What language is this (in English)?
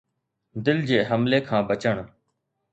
Sindhi